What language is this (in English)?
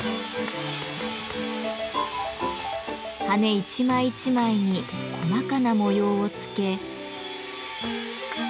Japanese